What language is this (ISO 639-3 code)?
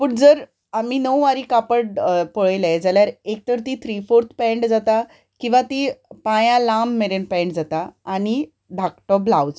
kok